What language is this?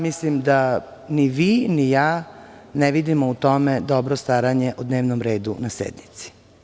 Serbian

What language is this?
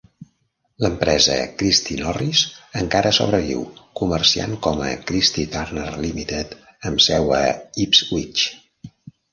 Catalan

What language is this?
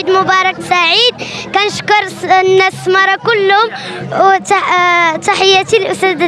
Arabic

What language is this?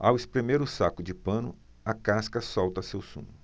Portuguese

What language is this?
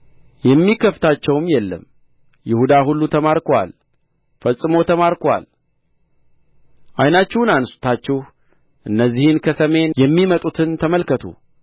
Amharic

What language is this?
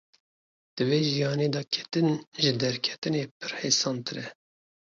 Kurdish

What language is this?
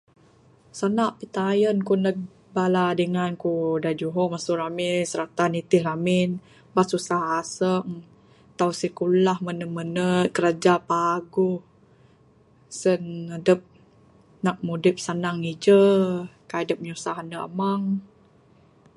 Bukar-Sadung Bidayuh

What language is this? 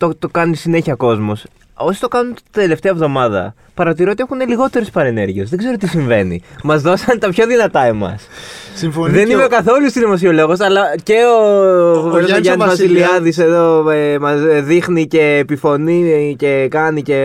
Greek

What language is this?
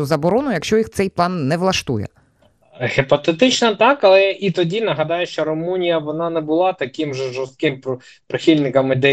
Ukrainian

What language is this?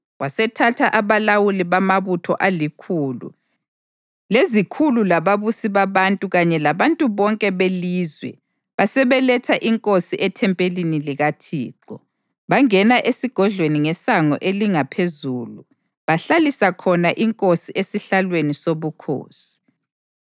North Ndebele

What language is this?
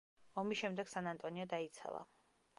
Georgian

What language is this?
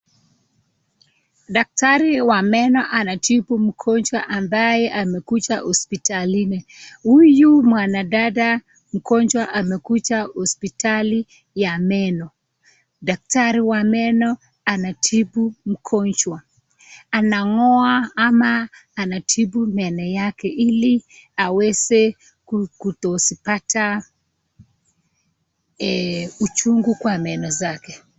Swahili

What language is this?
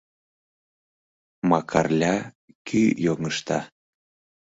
Mari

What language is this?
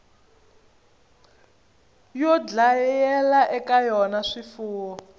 Tsonga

